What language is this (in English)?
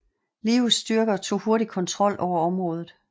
Danish